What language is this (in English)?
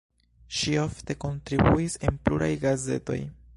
Esperanto